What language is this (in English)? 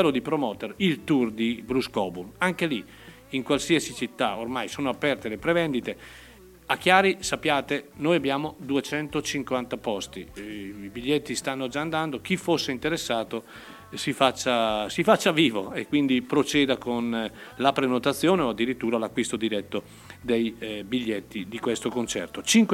Italian